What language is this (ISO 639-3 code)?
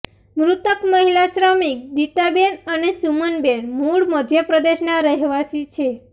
guj